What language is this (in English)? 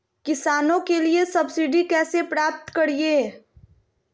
Magahi